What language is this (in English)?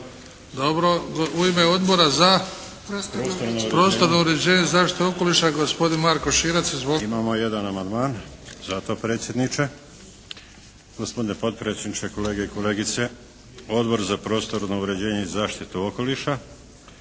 Croatian